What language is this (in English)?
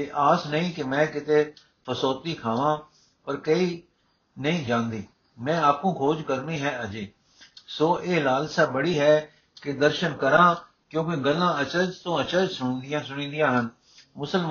Punjabi